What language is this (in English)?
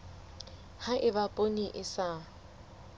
Southern Sotho